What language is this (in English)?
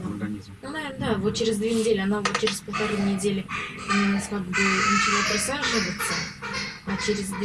Russian